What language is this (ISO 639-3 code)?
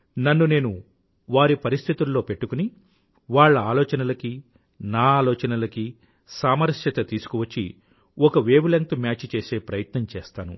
tel